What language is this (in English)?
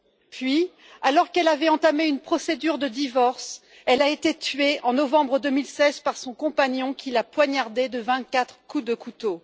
French